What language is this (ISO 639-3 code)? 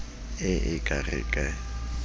sot